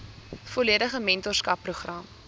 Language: Afrikaans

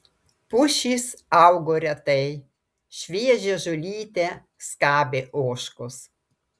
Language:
Lithuanian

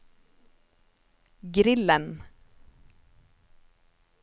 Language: Norwegian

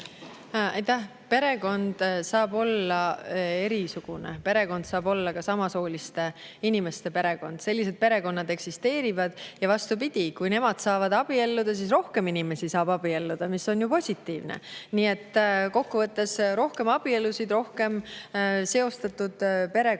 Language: Estonian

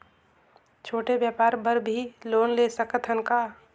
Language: Chhattisgarhi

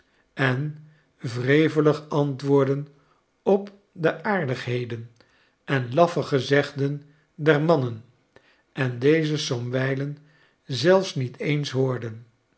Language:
Dutch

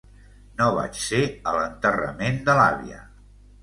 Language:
Catalan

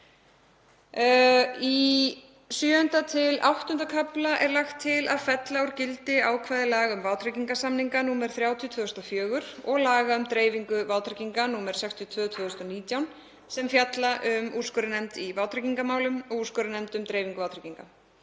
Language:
Icelandic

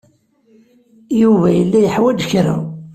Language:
Kabyle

